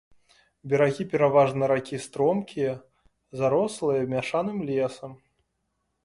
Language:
Belarusian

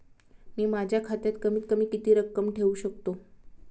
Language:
Marathi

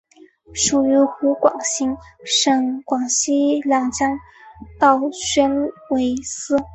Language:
Chinese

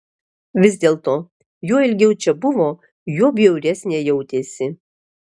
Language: Lithuanian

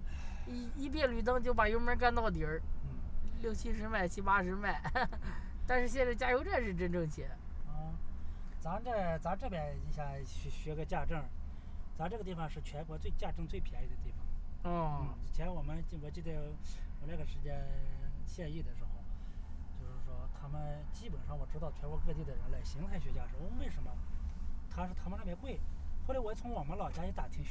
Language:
Chinese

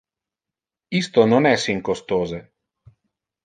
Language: Interlingua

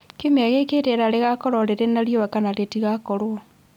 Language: Kikuyu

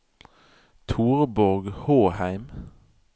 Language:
Norwegian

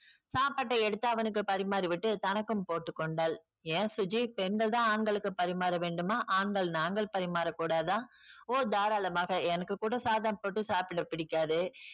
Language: Tamil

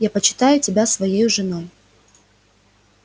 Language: Russian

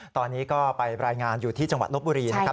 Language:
Thai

